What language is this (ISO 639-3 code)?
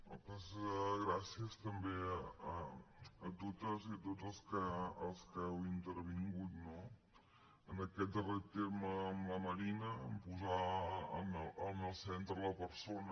cat